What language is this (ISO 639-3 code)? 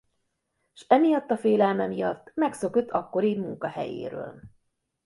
hun